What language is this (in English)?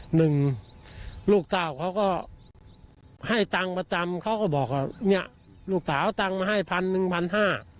Thai